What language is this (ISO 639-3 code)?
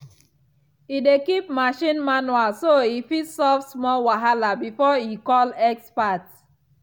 pcm